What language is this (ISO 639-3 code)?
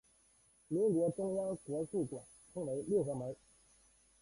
zho